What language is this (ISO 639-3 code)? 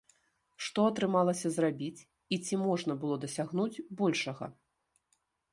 bel